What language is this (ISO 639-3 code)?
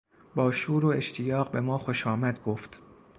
fas